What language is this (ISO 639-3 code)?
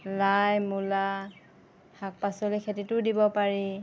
asm